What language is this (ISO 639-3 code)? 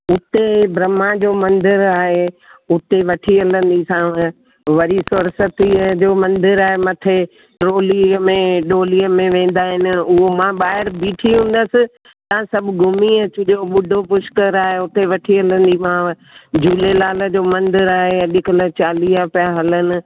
snd